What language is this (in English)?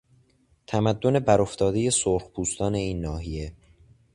Persian